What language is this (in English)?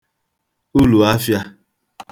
Igbo